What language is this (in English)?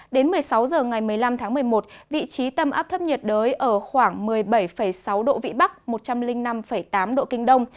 Vietnamese